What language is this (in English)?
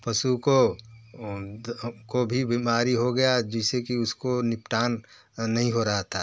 Hindi